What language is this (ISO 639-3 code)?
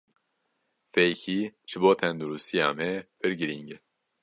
kur